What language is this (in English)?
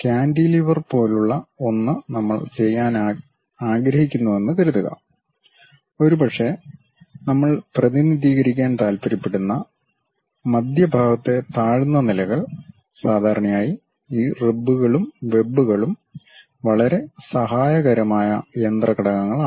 Malayalam